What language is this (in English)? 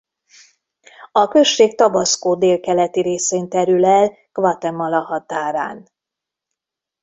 Hungarian